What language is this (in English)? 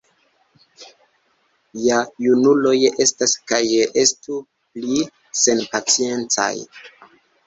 Esperanto